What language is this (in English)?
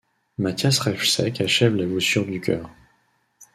French